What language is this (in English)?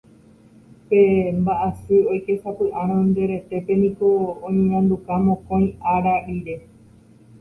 Guarani